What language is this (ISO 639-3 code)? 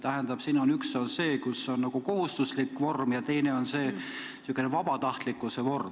est